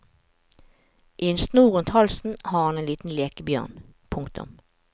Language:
Norwegian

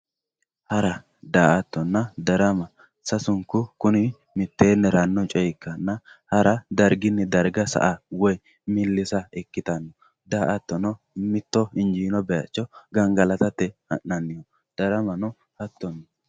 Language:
Sidamo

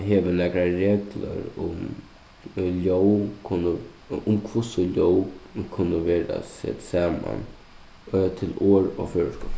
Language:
Faroese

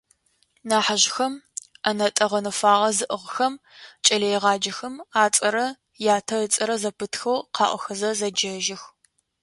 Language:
Adyghe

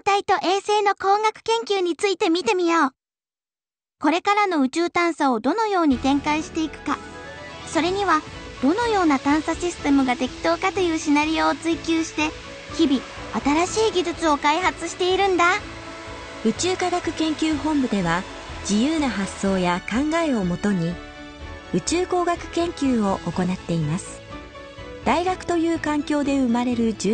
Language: Japanese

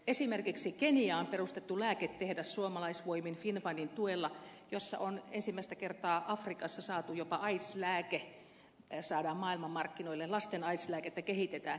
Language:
Finnish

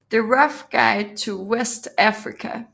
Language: Danish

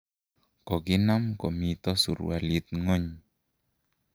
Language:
Kalenjin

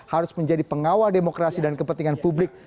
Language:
Indonesian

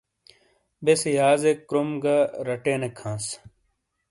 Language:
Shina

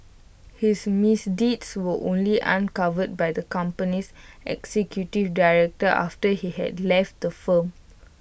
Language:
English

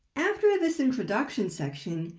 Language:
English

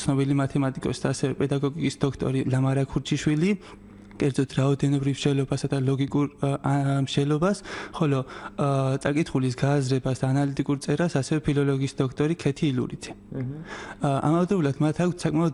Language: Romanian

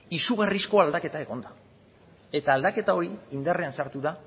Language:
Basque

